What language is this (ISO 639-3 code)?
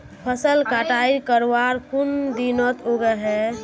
mag